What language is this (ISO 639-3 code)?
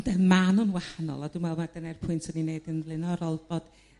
cym